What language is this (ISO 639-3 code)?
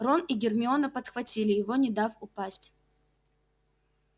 rus